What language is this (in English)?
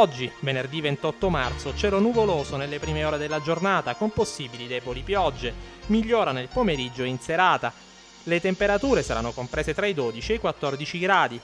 Italian